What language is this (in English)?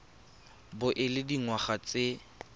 Tswana